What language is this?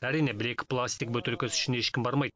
Kazakh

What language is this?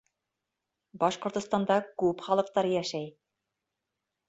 Bashkir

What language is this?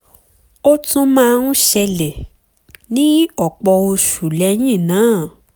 Yoruba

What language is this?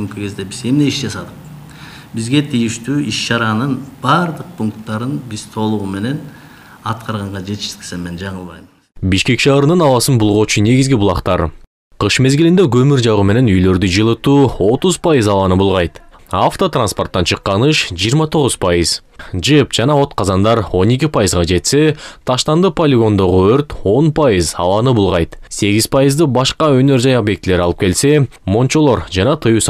Turkish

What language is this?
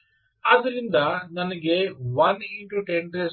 Kannada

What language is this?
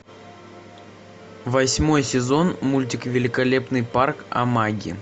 Russian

